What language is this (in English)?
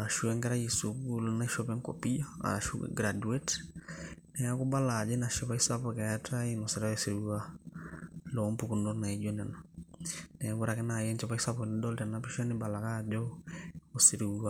Masai